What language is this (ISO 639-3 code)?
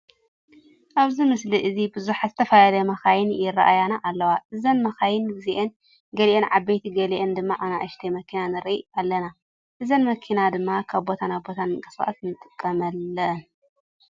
tir